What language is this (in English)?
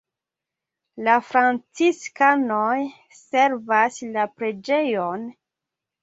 Esperanto